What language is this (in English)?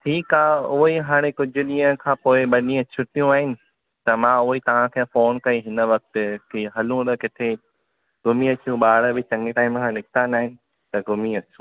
Sindhi